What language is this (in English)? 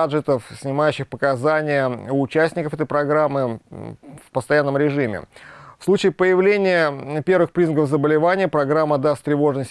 Russian